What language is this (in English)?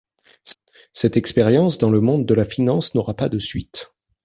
French